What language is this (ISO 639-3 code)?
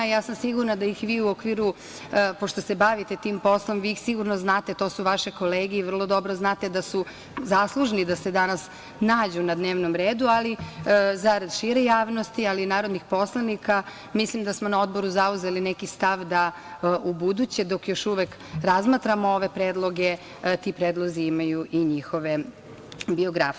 srp